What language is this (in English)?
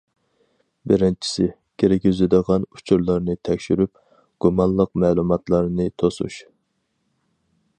Uyghur